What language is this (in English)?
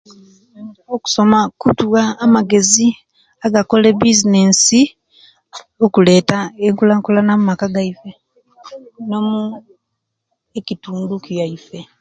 Kenyi